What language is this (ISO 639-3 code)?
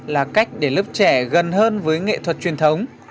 vie